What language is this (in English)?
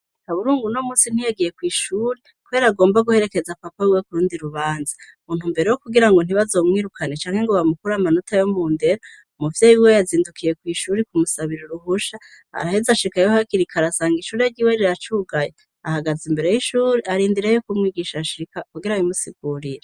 Rundi